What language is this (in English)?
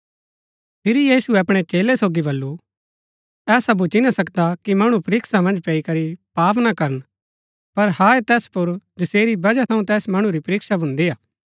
Gaddi